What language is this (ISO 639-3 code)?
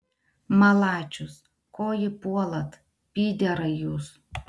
lit